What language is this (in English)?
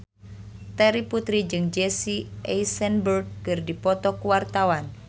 Sundanese